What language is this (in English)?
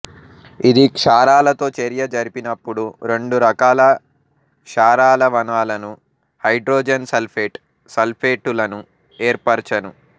Telugu